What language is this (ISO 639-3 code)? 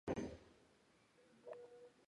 zho